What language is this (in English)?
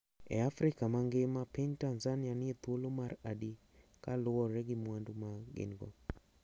Luo (Kenya and Tanzania)